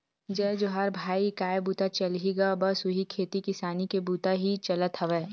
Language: Chhattisgarhi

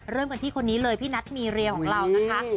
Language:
Thai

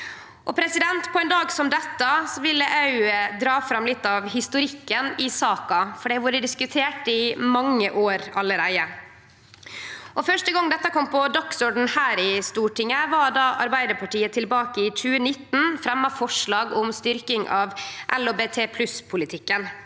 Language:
Norwegian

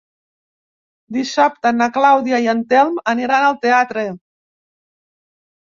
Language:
Catalan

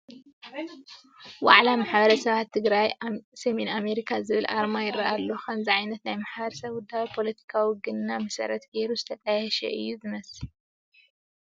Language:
Tigrinya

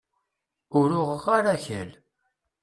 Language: Kabyle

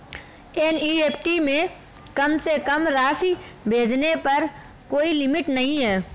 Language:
Hindi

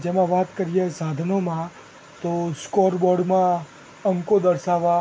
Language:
Gujarati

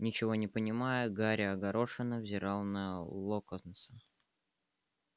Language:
Russian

